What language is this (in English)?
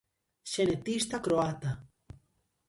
Galician